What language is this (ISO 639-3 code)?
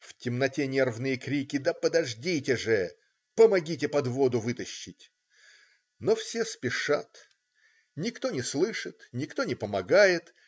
rus